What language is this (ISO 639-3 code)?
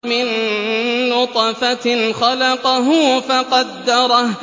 ara